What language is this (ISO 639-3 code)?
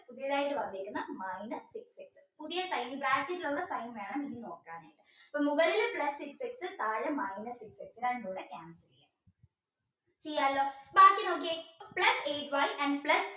mal